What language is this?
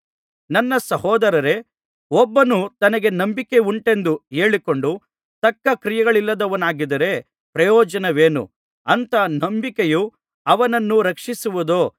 Kannada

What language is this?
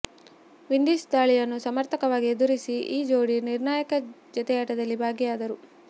Kannada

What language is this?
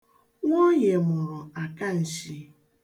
Igbo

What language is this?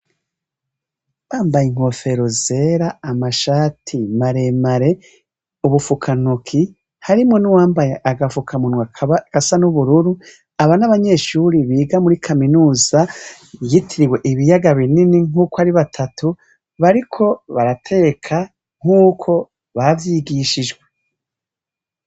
Rundi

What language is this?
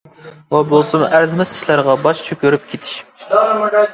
Uyghur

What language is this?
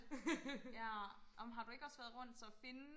Danish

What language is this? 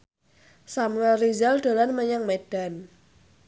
Javanese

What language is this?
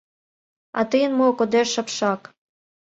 Mari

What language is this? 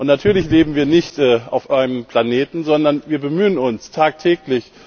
German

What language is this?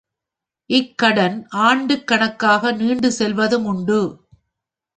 Tamil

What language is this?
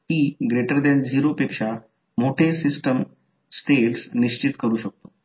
Marathi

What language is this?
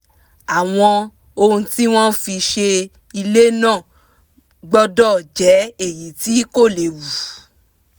Yoruba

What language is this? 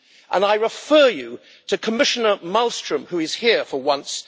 English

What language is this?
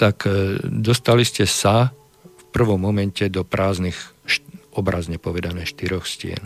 Slovak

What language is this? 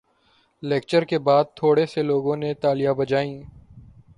Urdu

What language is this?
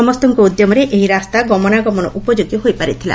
Odia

